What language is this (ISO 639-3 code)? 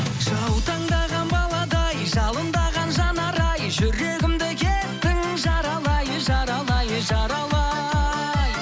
kaz